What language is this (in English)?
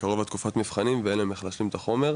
Hebrew